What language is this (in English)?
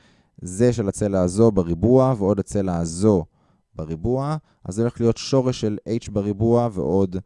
Hebrew